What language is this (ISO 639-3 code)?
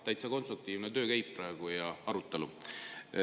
est